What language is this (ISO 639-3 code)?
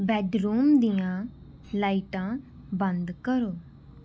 pan